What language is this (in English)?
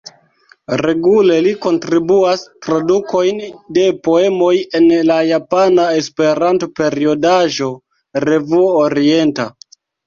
Esperanto